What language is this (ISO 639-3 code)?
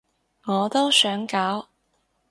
yue